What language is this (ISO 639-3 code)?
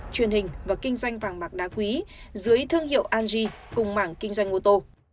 vie